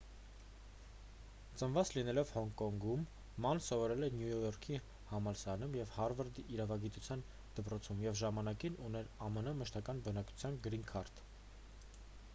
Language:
Armenian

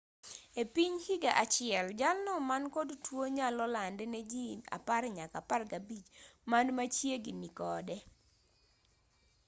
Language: Luo (Kenya and Tanzania)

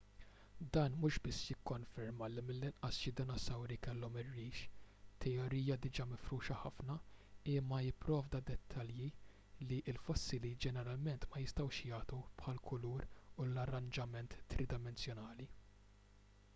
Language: Maltese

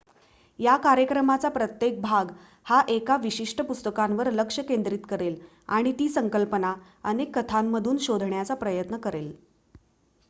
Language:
Marathi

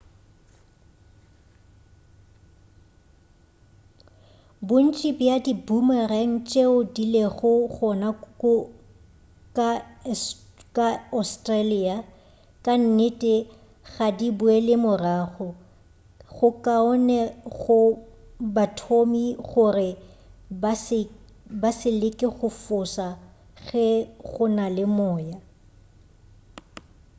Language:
Northern Sotho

